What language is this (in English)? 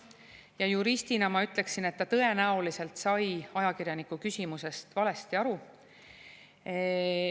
Estonian